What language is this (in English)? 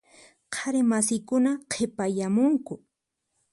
Puno Quechua